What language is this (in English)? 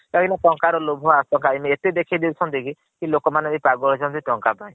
Odia